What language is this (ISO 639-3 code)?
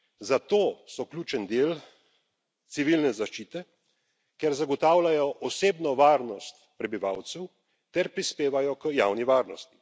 slv